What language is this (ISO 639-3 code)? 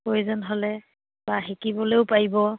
asm